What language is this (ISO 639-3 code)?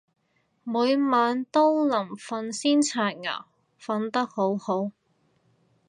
yue